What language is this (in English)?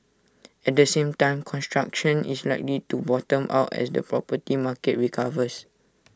English